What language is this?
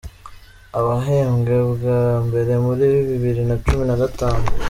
Kinyarwanda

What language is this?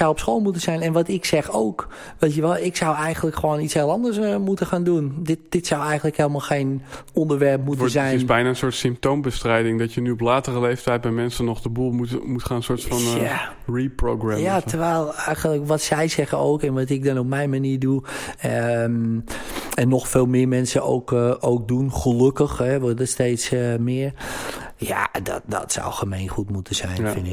Dutch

